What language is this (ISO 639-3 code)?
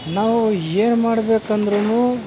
kan